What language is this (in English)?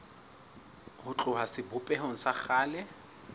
Southern Sotho